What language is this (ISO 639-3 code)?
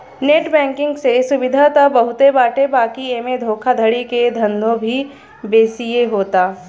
bho